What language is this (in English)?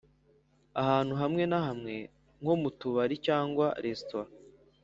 Kinyarwanda